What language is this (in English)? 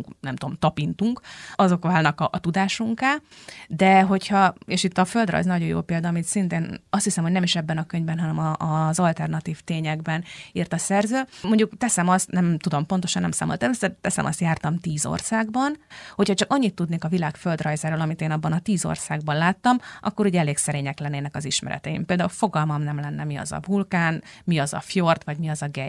Hungarian